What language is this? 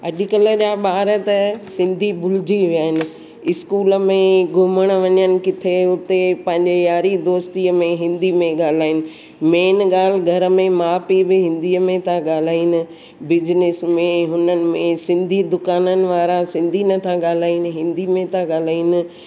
Sindhi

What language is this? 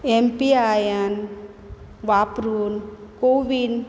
Konkani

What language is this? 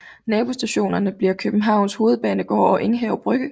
Danish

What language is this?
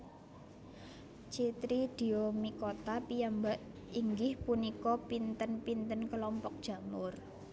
Javanese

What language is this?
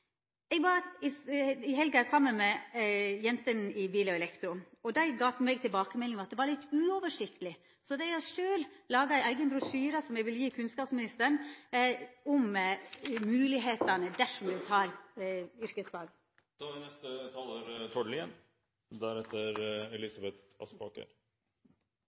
Norwegian Nynorsk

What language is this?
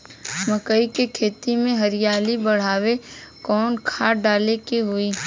Bhojpuri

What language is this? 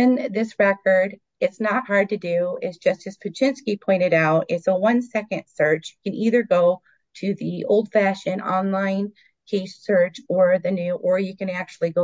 English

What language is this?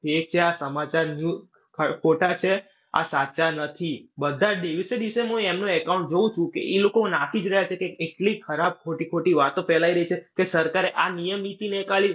Gujarati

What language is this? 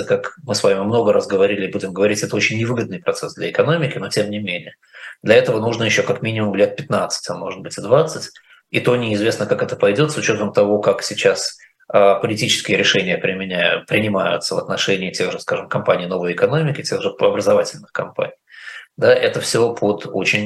Russian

